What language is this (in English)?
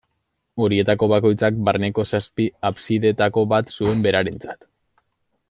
Basque